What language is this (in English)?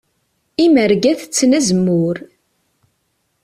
Kabyle